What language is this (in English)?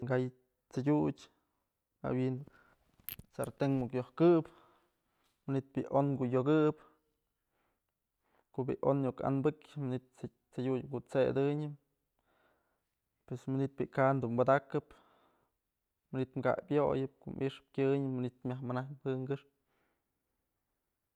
Mazatlán Mixe